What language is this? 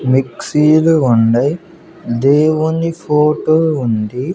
Telugu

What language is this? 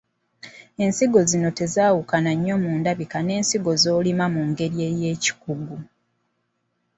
Ganda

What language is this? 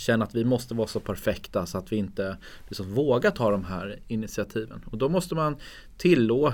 Swedish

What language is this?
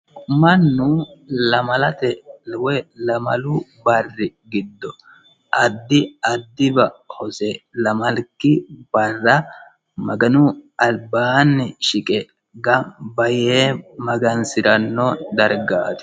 Sidamo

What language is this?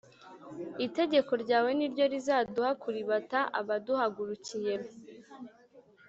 Kinyarwanda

